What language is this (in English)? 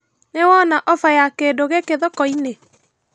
Kikuyu